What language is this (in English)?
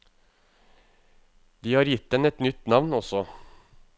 Norwegian